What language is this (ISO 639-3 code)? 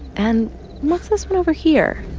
eng